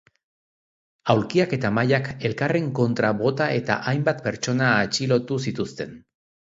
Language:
Basque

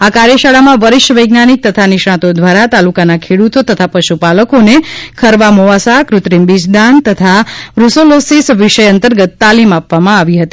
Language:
Gujarati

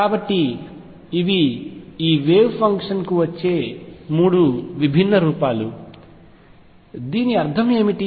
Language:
Telugu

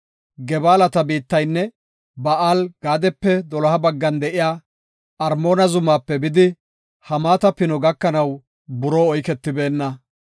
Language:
Gofa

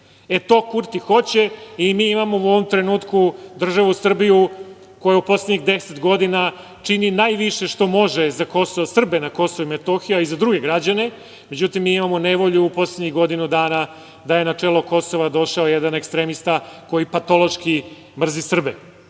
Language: Serbian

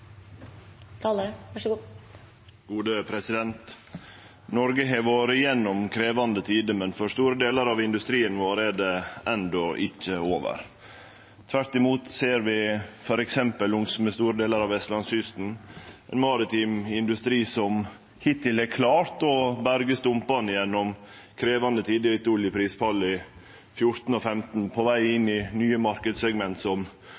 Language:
Norwegian Nynorsk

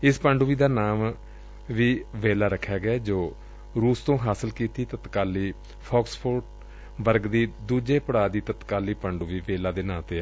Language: Punjabi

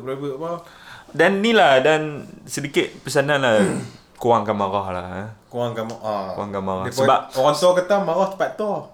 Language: Malay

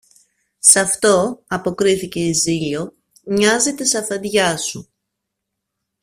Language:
Greek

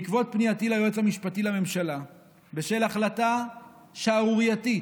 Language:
Hebrew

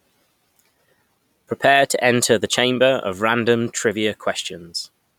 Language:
English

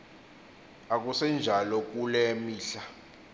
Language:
Xhosa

